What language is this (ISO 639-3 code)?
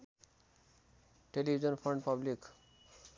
nep